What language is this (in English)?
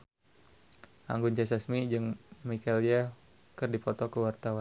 Sundanese